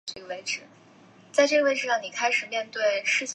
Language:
Chinese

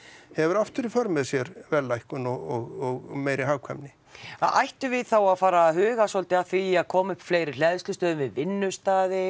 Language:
Icelandic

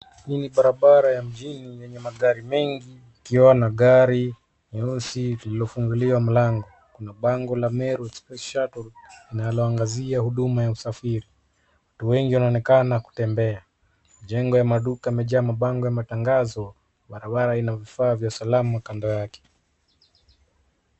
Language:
Swahili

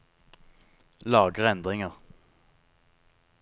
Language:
Norwegian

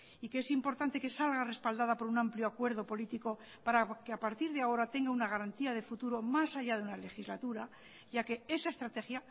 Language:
Spanish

